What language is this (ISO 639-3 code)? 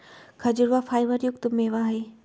mag